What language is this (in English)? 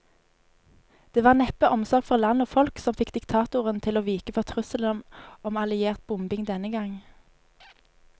Norwegian